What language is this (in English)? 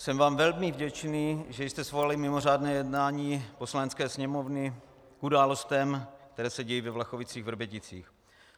Czech